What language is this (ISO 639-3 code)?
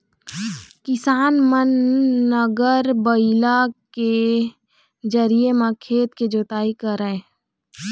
hne